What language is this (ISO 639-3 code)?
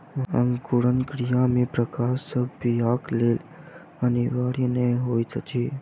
mai